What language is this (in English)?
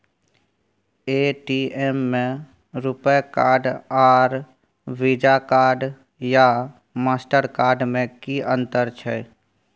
Maithili